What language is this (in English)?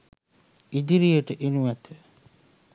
Sinhala